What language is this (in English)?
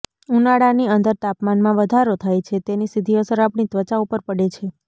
Gujarati